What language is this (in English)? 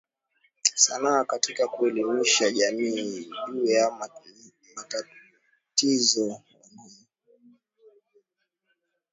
Swahili